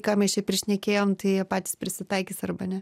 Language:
Lithuanian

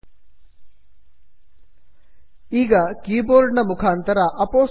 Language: Kannada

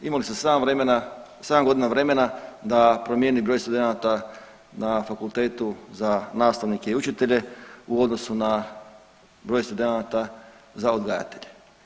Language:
Croatian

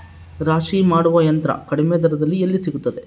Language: Kannada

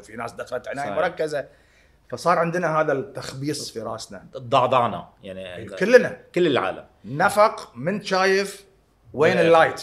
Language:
Arabic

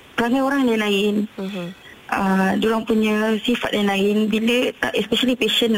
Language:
Malay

